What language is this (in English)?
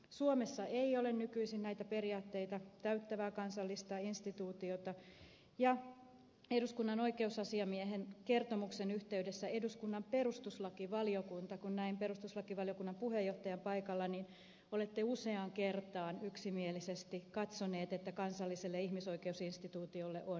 Finnish